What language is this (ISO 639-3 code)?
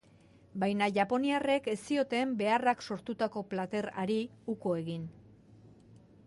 eus